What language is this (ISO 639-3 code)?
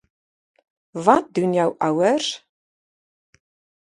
afr